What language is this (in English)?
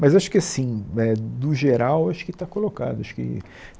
Portuguese